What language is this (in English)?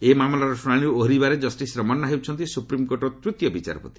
Odia